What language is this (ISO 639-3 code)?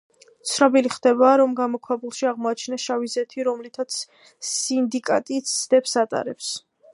kat